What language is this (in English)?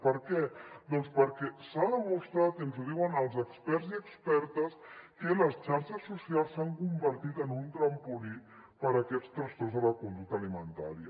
Catalan